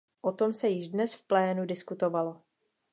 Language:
Czech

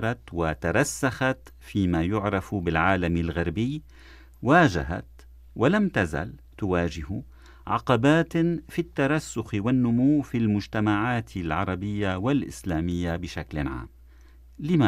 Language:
Arabic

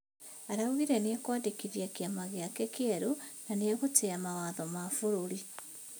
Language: Kikuyu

